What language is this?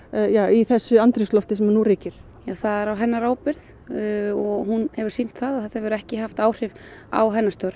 Icelandic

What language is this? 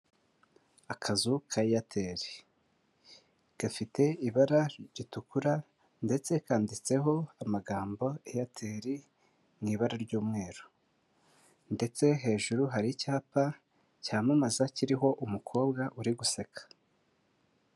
Kinyarwanda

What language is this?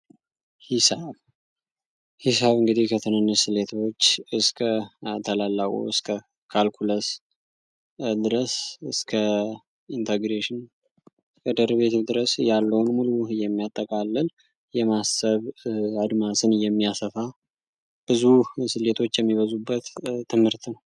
Amharic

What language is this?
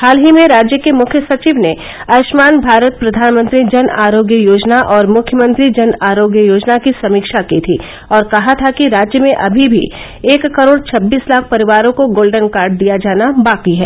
Hindi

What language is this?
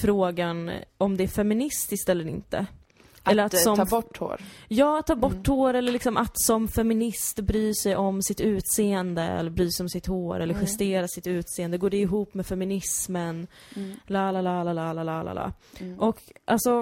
Swedish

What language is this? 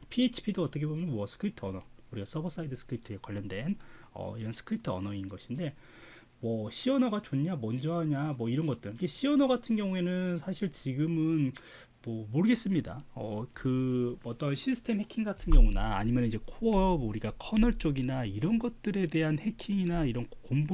Korean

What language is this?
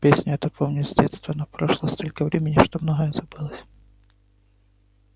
Russian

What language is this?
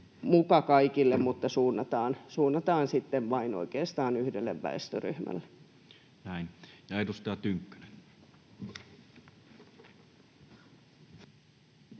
Finnish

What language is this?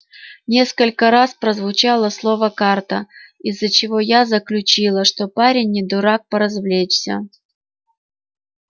Russian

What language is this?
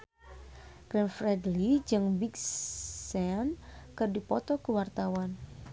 Sundanese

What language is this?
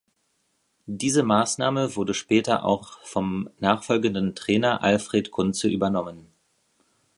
German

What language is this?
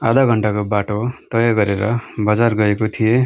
Nepali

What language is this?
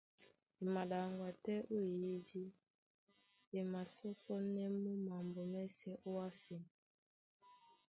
Duala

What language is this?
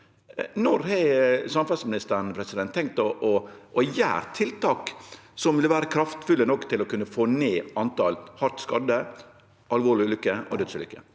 Norwegian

